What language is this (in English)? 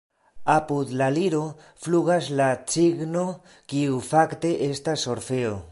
Esperanto